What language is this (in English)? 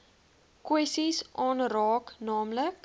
Afrikaans